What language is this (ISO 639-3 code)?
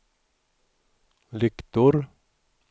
swe